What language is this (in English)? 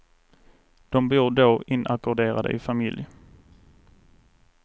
Swedish